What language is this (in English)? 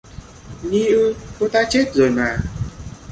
Vietnamese